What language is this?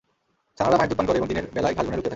Bangla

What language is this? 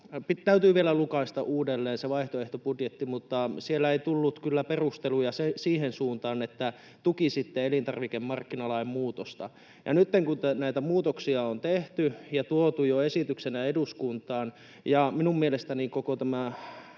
Finnish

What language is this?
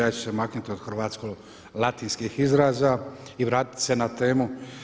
Croatian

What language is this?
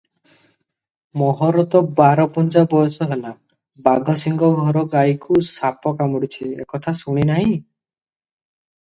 Odia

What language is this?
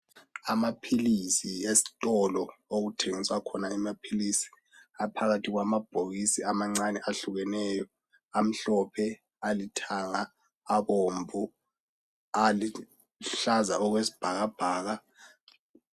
North Ndebele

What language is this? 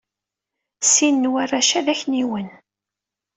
Kabyle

